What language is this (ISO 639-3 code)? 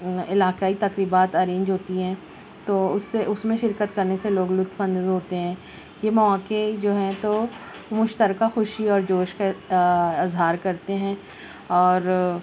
urd